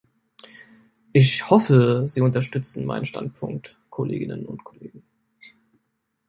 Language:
German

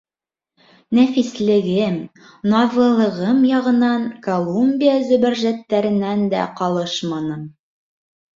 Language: Bashkir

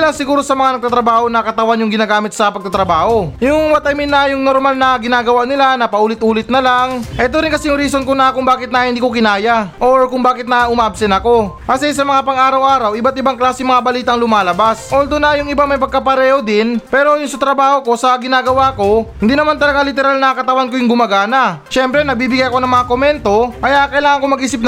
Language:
Filipino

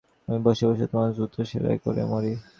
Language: Bangla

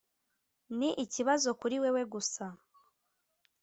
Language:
Kinyarwanda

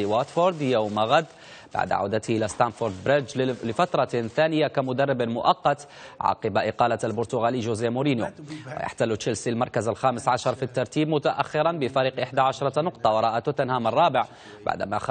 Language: Arabic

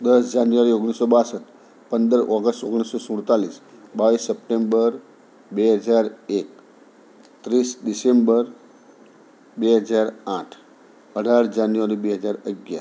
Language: Gujarati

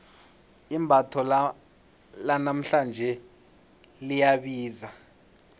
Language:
South Ndebele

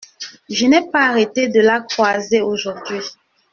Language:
French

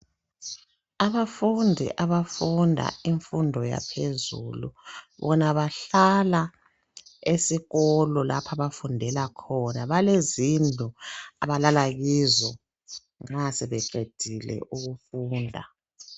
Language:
North Ndebele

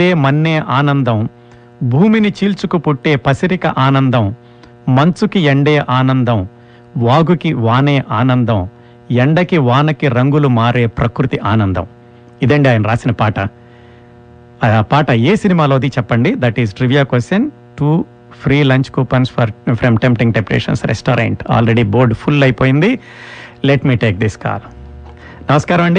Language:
Telugu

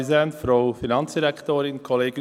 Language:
Swiss German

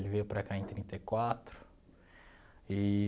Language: Portuguese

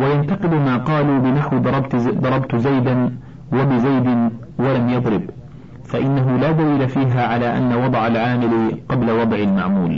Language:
Arabic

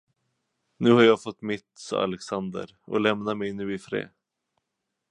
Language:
Swedish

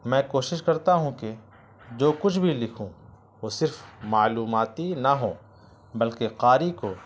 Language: Urdu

